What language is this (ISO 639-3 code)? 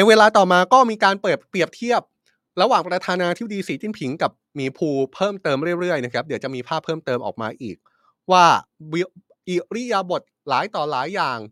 tha